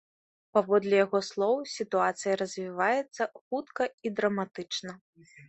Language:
Belarusian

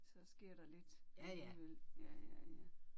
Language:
Danish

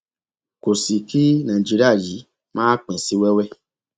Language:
Yoruba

